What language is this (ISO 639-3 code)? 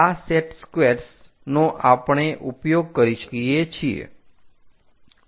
guj